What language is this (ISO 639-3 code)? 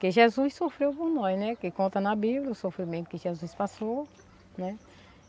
por